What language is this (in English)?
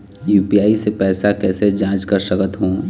Chhattisgarhi